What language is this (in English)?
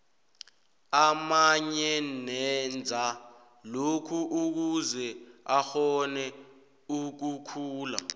South Ndebele